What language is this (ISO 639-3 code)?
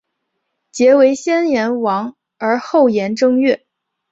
zho